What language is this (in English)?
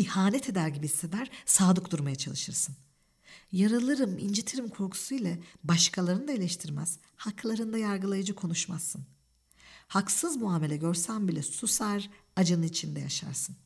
Turkish